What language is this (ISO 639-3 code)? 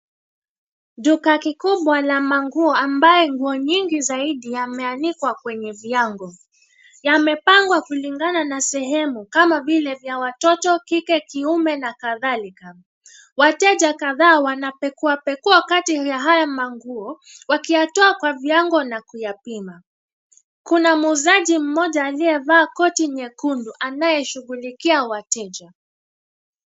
swa